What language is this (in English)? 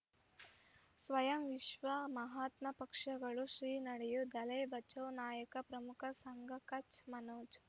Kannada